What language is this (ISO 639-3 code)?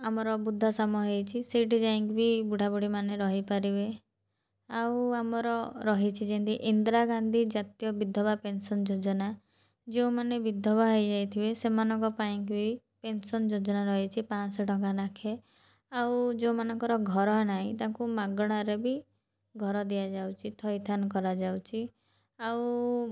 ori